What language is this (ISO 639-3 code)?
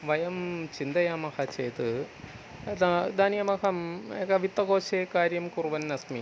san